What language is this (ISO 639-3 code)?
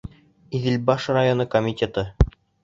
bak